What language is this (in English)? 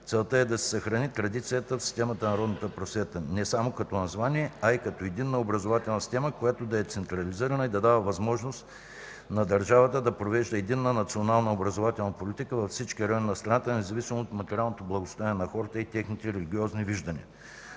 Bulgarian